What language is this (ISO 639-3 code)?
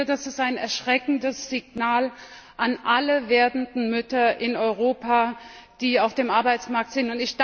deu